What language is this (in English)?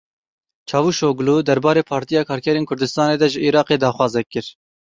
Kurdish